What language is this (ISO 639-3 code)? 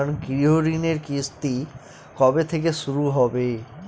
ben